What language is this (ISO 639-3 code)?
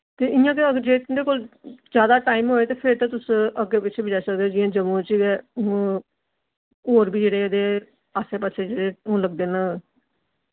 doi